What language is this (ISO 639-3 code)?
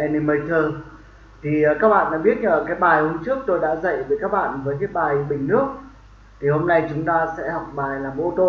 vie